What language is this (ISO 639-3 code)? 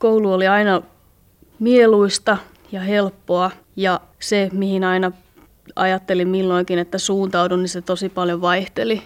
fin